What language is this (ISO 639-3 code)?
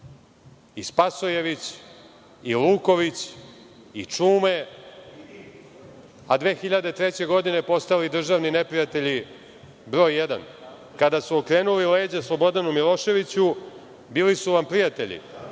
srp